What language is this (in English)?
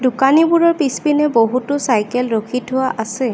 Assamese